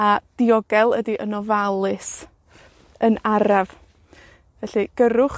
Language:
Welsh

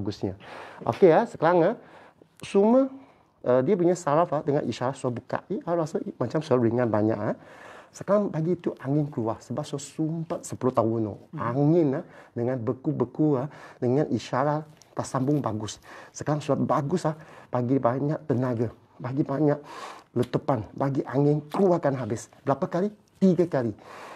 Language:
Malay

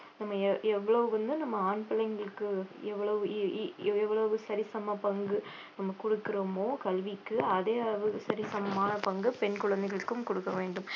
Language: Tamil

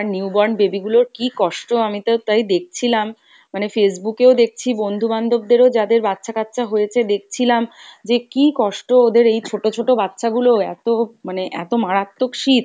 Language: Bangla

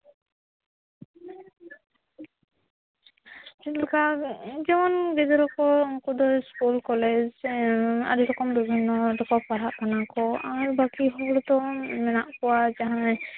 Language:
Santali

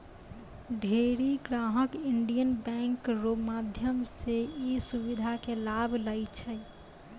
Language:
Maithili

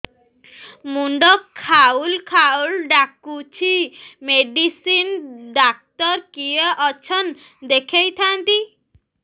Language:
Odia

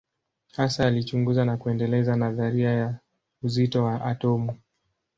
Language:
Swahili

